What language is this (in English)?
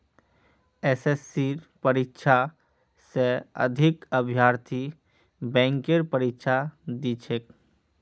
Magahi